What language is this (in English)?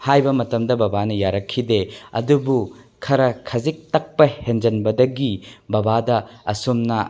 Manipuri